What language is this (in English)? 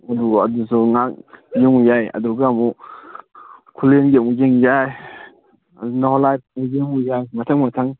Manipuri